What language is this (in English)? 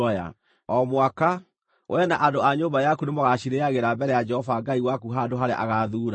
Kikuyu